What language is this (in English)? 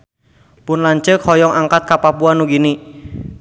Sundanese